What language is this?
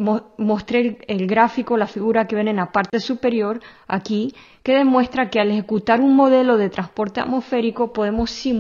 Spanish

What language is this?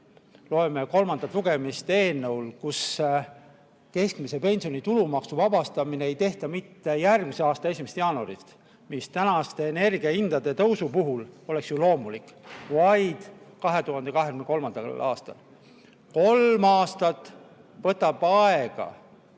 Estonian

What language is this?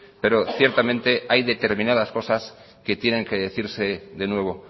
Spanish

